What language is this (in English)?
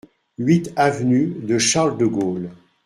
French